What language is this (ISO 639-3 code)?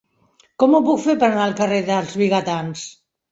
cat